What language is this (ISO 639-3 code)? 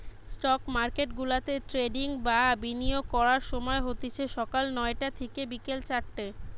ben